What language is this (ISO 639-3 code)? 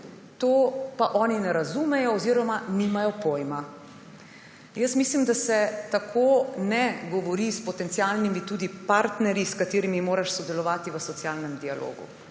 slv